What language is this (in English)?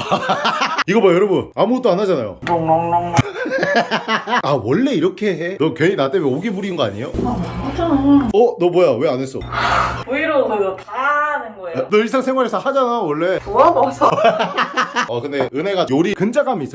Korean